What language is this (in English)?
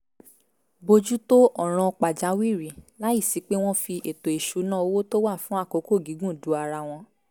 Yoruba